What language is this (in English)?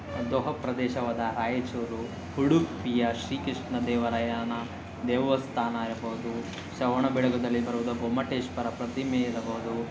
Kannada